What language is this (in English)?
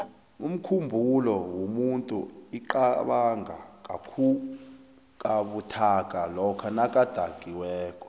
South Ndebele